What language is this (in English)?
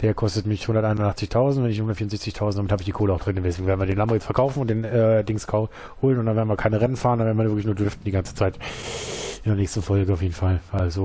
German